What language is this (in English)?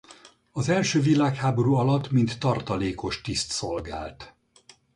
Hungarian